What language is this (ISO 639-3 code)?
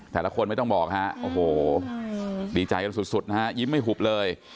tha